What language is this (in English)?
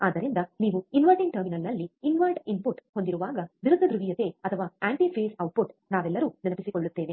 Kannada